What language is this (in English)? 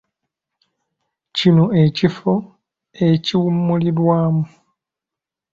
Ganda